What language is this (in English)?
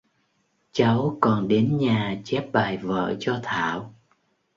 Vietnamese